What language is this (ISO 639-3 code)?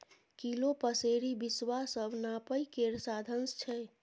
mai